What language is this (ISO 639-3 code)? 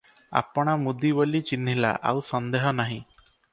ori